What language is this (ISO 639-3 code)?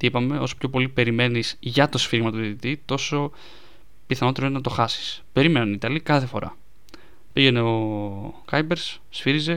ell